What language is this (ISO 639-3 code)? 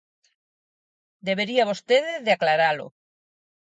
glg